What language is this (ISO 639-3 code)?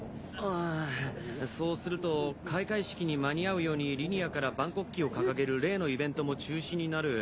jpn